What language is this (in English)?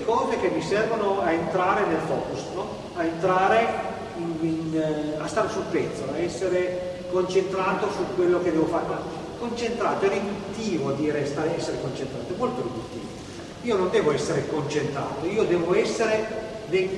Italian